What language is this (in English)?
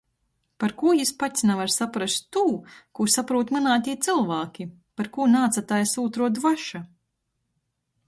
Latgalian